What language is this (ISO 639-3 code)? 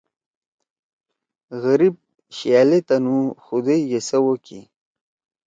trw